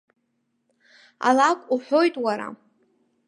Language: Abkhazian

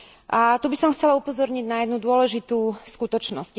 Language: Slovak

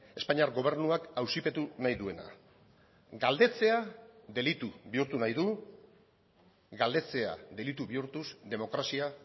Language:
Basque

